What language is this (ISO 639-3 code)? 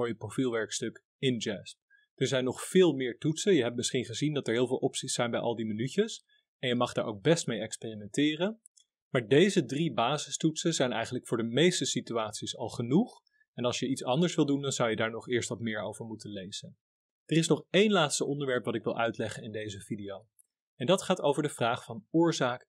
nld